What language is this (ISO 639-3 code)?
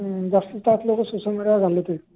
mar